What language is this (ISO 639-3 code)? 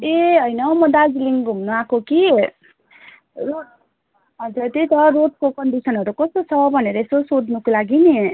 nep